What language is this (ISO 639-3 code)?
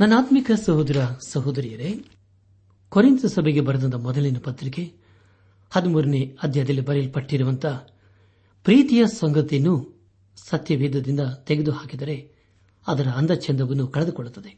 kan